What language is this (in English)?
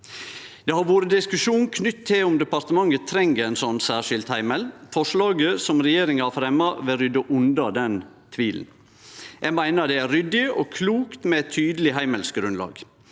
Norwegian